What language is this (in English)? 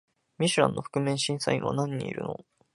Japanese